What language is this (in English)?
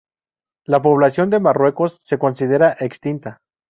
Spanish